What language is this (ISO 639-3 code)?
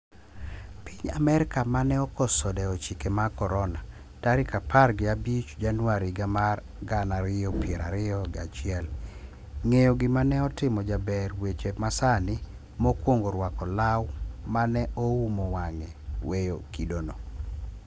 luo